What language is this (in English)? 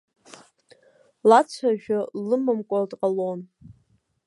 Abkhazian